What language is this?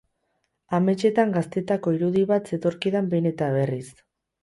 Basque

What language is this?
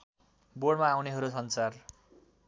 Nepali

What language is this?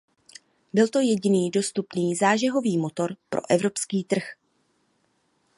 Czech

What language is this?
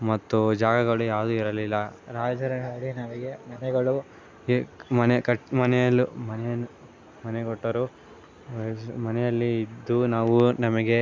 Kannada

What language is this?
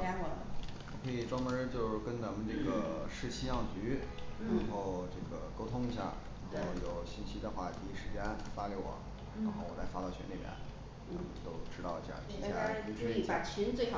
Chinese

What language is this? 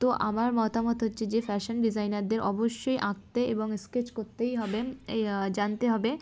Bangla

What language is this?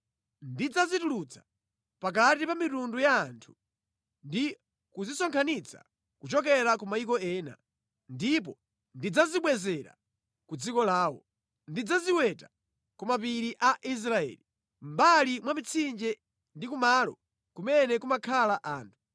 Nyanja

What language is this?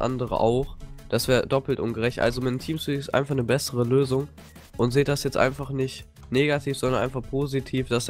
German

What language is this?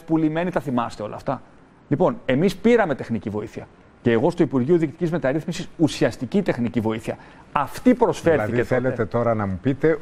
Greek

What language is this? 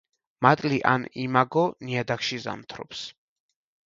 Georgian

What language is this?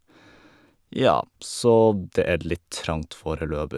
Norwegian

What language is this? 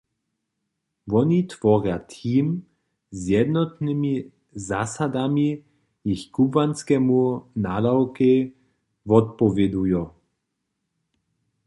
Upper Sorbian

